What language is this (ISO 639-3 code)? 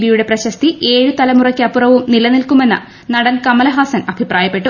mal